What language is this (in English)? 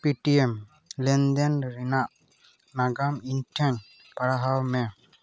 Santali